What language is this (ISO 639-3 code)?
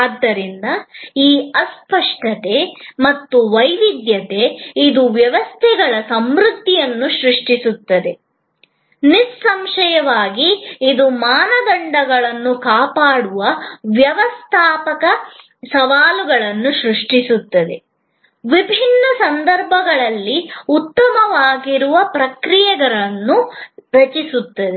kan